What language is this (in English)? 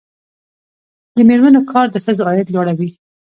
Pashto